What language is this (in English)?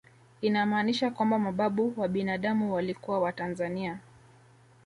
Swahili